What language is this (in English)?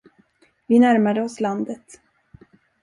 Swedish